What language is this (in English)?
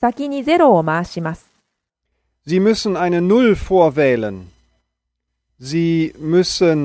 Japanese